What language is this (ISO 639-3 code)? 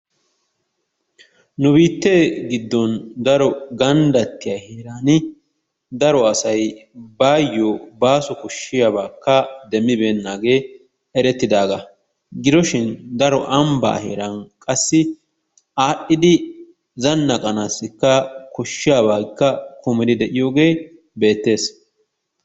wal